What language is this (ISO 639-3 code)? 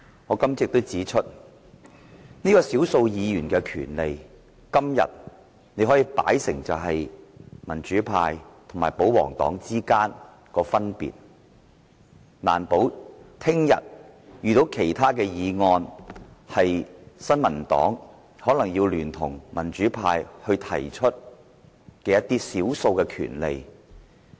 yue